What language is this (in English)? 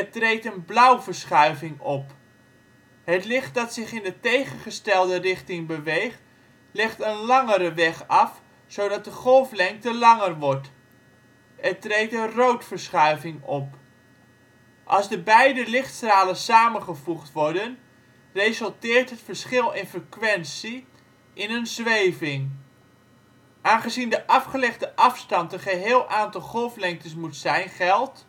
Dutch